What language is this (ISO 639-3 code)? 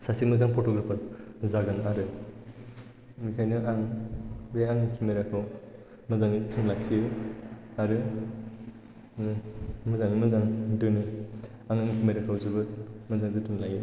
brx